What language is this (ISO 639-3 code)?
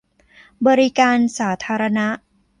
tha